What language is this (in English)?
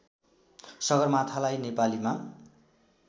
Nepali